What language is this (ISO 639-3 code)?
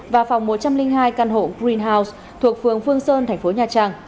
vie